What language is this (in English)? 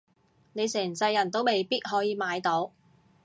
Cantonese